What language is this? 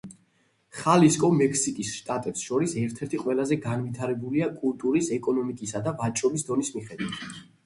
Georgian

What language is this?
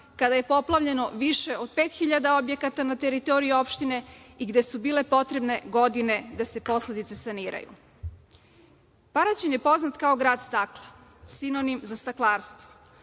Serbian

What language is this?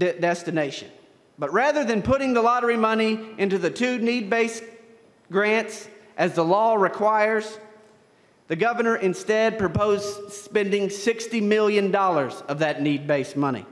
English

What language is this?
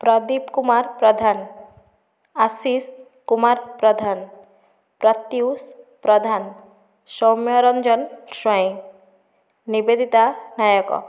Odia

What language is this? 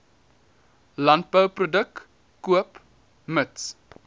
Afrikaans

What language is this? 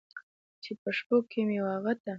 Pashto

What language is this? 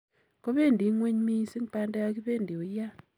Kalenjin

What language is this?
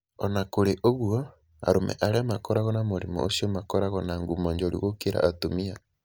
Kikuyu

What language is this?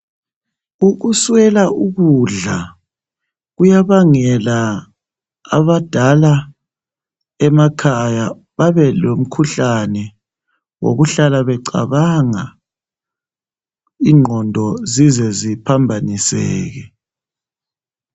North Ndebele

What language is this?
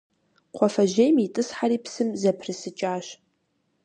Kabardian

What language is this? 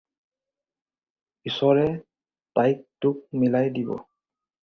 Assamese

